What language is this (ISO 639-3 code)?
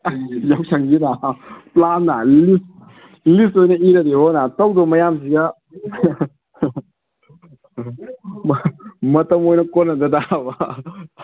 mni